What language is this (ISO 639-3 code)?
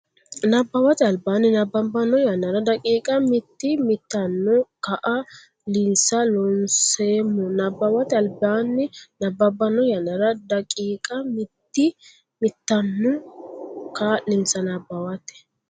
sid